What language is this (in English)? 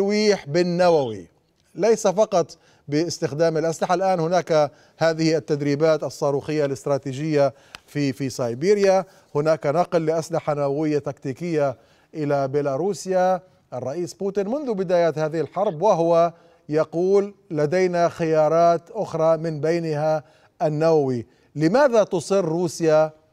Arabic